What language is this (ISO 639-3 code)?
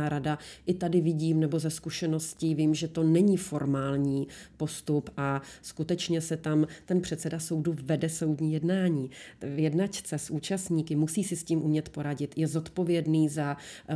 ces